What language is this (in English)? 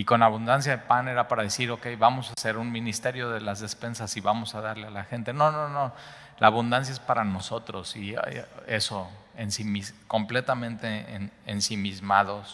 Spanish